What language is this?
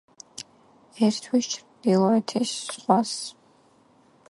Georgian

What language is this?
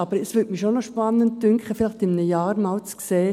Swiss German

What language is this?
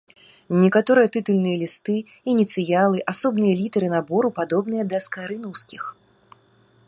Belarusian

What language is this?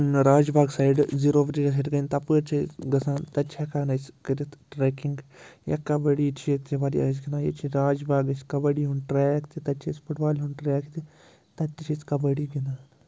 Kashmiri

